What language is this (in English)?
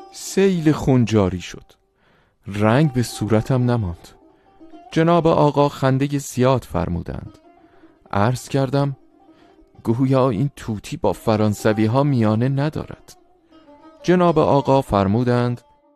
Persian